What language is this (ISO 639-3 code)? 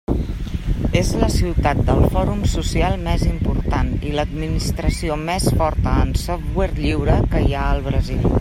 cat